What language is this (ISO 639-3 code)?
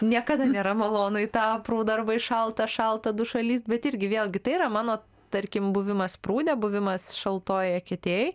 lit